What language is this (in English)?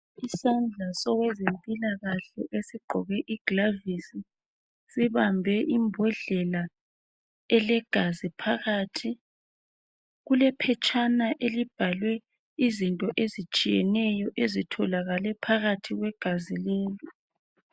North Ndebele